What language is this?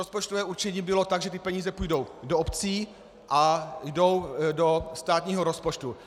Czech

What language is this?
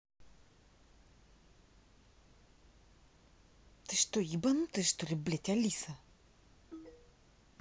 Russian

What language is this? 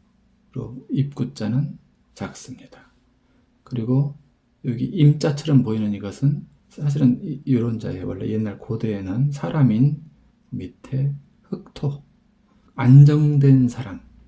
Korean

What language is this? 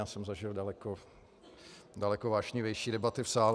Czech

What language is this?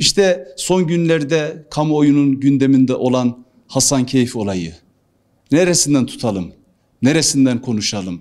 Turkish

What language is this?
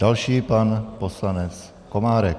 Czech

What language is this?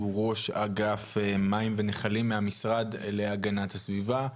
Hebrew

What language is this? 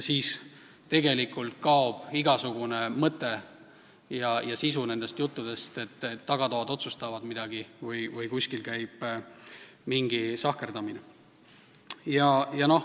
Estonian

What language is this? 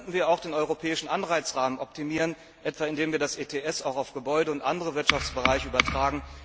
German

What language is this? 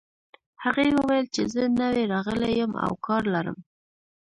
Pashto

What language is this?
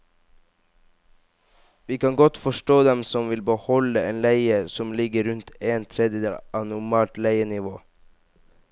Norwegian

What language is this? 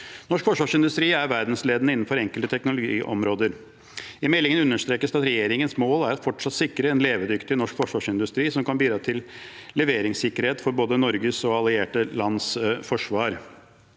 Norwegian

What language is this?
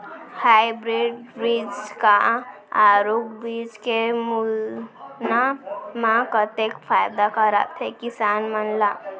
Chhattisgarhi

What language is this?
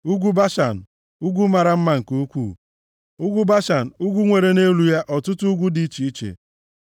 Igbo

